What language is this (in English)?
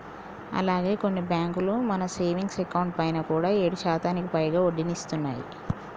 Telugu